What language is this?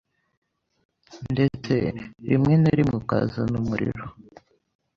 Kinyarwanda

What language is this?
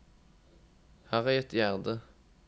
Norwegian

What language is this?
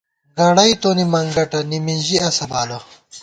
Gawar-Bati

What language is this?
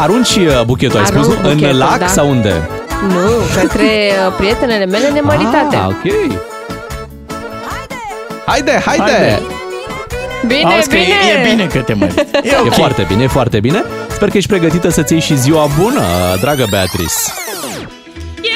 Romanian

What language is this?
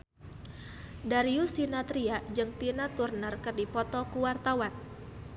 Sundanese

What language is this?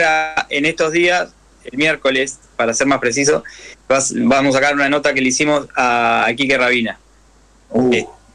Spanish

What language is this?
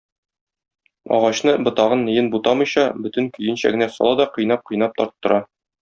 Tatar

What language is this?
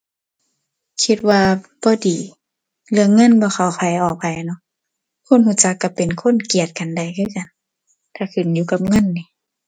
Thai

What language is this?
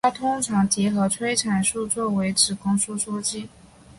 Chinese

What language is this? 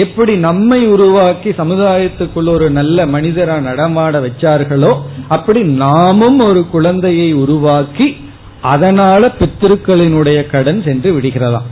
Tamil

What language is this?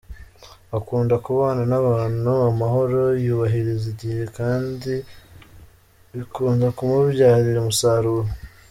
Kinyarwanda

